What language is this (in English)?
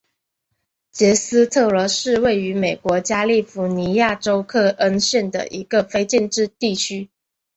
Chinese